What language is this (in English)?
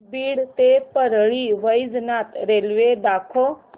Marathi